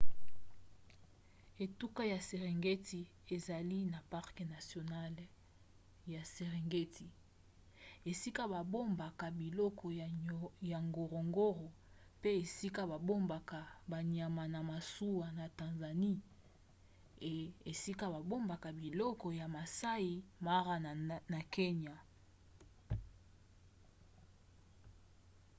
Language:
Lingala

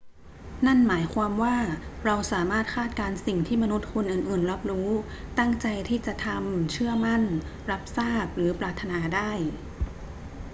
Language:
Thai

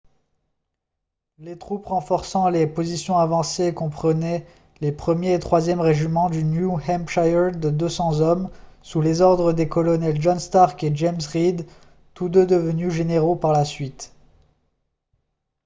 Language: French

